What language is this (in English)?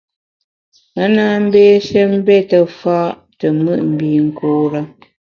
Bamun